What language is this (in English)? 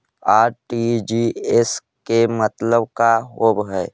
Magahi